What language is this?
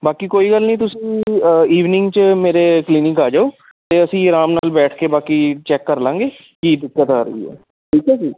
Punjabi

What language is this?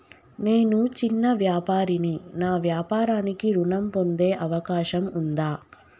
Telugu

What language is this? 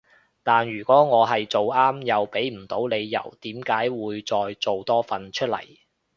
Cantonese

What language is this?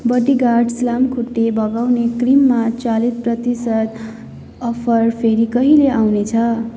Nepali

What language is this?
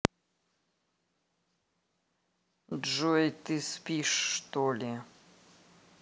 Russian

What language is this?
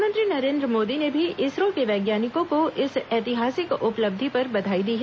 Hindi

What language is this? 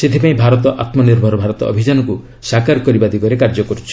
Odia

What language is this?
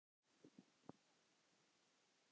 Icelandic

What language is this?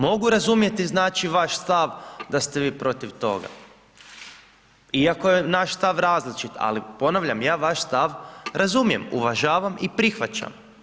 Croatian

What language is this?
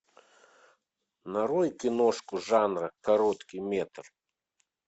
Russian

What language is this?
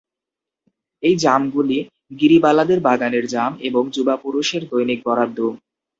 Bangla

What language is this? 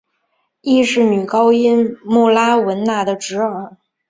Chinese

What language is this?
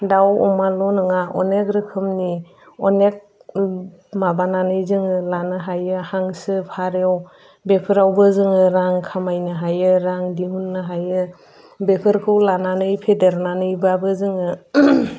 Bodo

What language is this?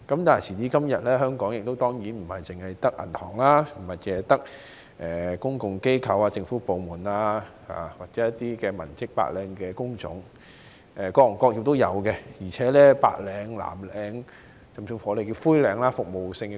Cantonese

